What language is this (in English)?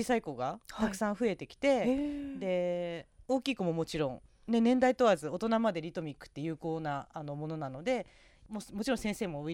Japanese